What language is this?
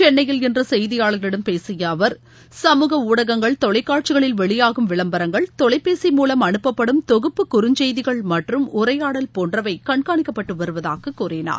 Tamil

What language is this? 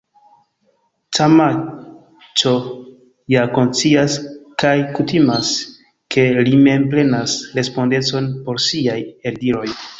Esperanto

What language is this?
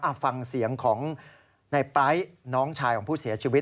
Thai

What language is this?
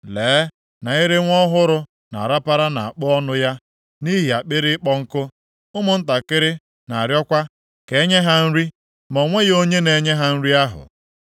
Igbo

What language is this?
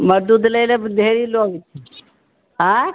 Maithili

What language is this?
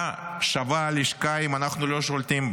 Hebrew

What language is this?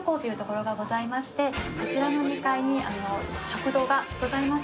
Japanese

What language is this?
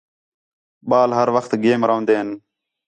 Khetrani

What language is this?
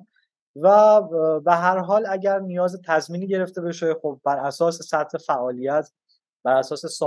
Persian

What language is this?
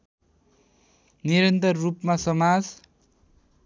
Nepali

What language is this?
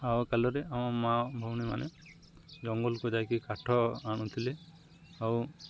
Odia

